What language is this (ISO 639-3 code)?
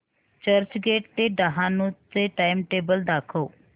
mar